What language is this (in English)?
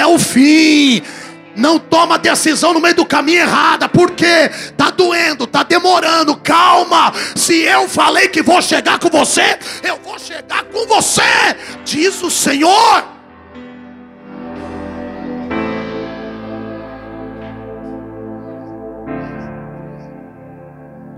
Portuguese